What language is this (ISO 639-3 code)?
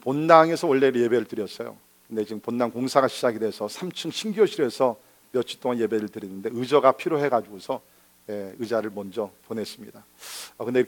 kor